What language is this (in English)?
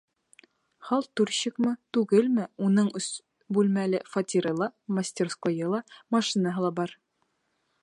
Bashkir